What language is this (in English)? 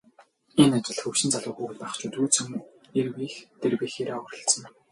Mongolian